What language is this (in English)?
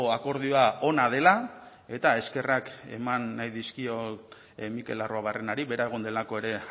Basque